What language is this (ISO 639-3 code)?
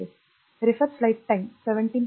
mar